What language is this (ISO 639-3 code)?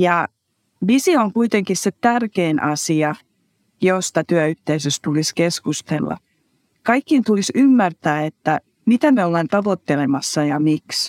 fin